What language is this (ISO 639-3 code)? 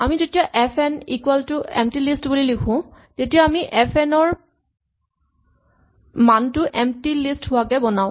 asm